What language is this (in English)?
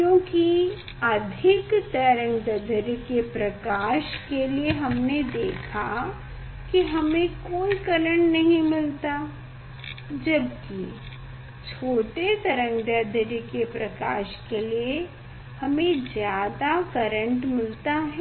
Hindi